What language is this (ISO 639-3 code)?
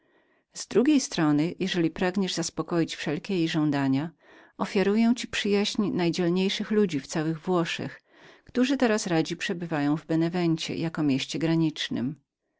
pol